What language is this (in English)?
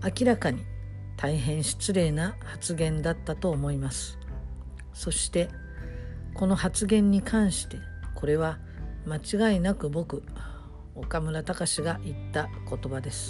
Japanese